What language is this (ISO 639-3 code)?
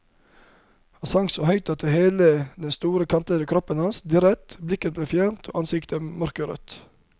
nor